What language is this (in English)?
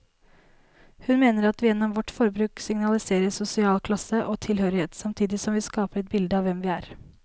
Norwegian